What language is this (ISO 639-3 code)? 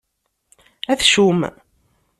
kab